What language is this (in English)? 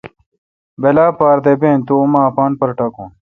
Kalkoti